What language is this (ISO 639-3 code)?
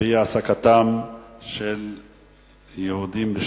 heb